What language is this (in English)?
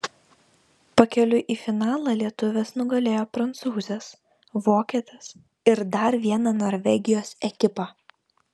Lithuanian